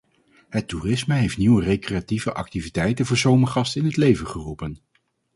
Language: Dutch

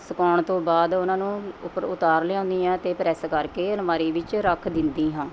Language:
Punjabi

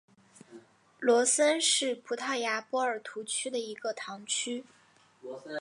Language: Chinese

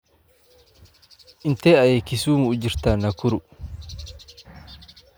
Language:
Somali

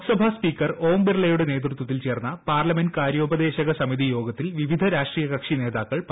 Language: Malayalam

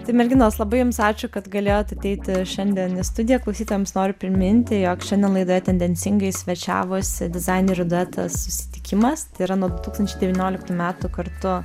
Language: Lithuanian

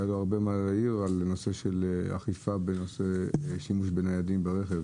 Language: Hebrew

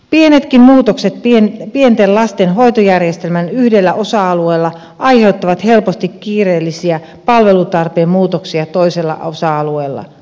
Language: Finnish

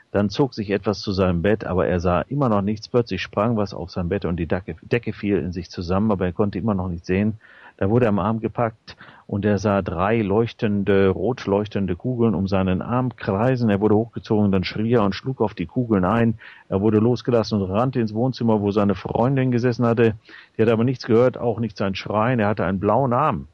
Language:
German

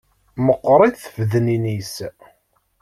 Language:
Kabyle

